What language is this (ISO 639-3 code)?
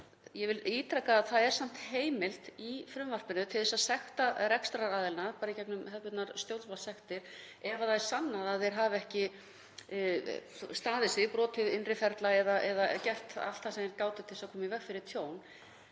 isl